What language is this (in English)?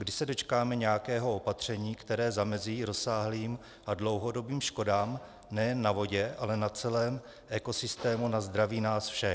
Czech